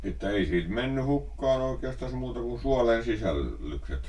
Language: Finnish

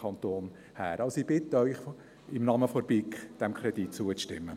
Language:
Swiss German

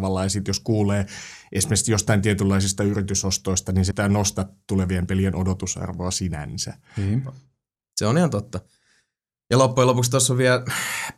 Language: Finnish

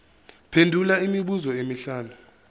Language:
Zulu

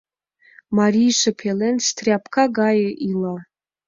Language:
Mari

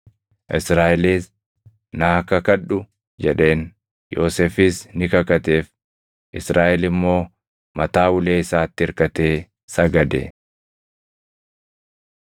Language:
Oromo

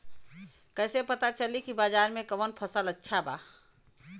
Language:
Bhojpuri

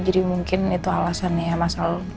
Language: Indonesian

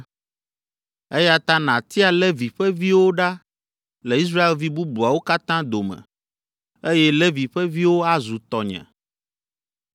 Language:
Ewe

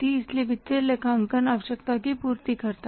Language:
Hindi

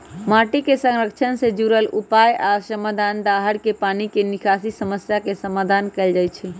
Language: Magahi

